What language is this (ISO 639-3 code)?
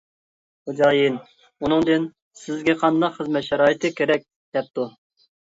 uig